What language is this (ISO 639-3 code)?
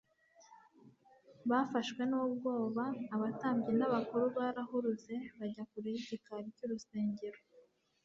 kin